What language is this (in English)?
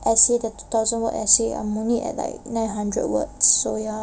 English